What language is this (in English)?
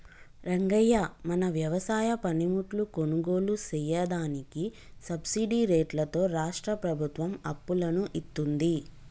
Telugu